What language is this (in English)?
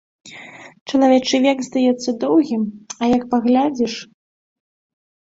Belarusian